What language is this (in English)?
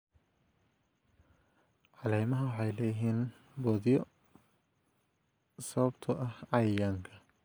Somali